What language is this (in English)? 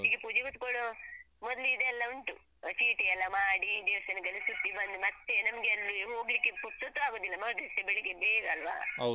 Kannada